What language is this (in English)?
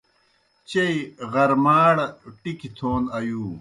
Kohistani Shina